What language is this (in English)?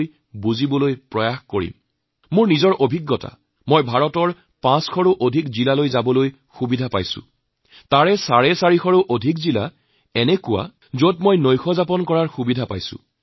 Assamese